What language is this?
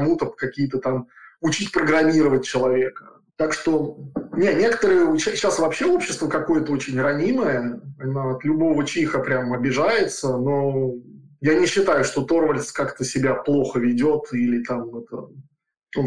Russian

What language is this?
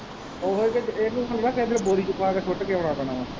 Punjabi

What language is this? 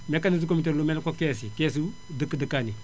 Wolof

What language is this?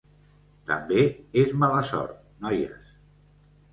Catalan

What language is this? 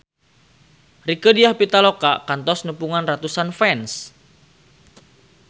Sundanese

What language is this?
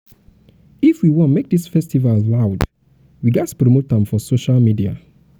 Nigerian Pidgin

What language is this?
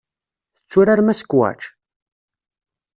Kabyle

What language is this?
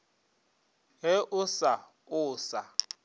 Northern Sotho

